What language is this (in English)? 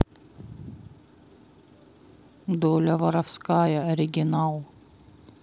Russian